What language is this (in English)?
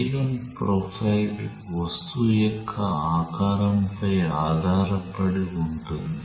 Telugu